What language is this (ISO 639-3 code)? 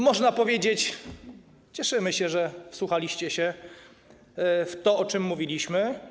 pol